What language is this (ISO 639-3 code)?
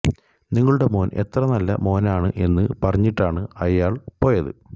mal